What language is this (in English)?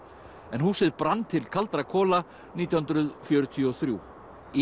Icelandic